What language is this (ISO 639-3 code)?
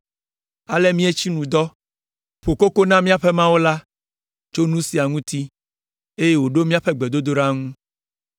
ewe